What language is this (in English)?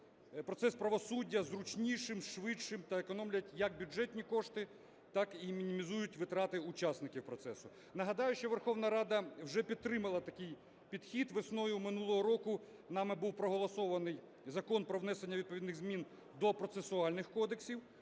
Ukrainian